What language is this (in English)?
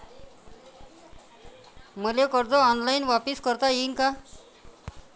Marathi